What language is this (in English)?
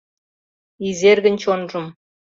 Mari